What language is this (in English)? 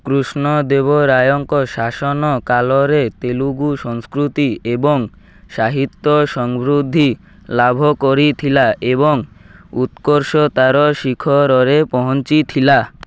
Odia